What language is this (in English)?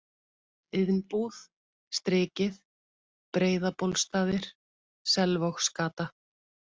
Icelandic